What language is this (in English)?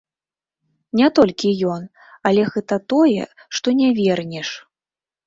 Belarusian